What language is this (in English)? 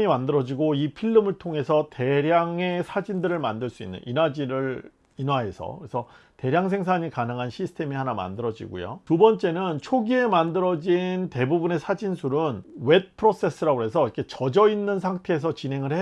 Korean